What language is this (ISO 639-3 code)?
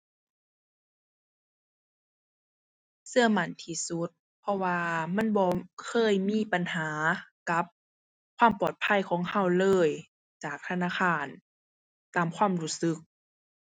tha